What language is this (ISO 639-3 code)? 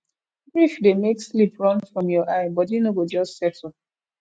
pcm